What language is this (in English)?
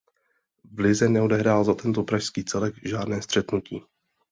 Czech